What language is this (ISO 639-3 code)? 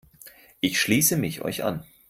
deu